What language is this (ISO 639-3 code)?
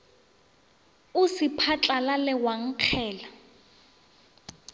nso